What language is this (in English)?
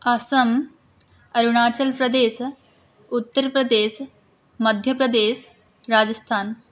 Sanskrit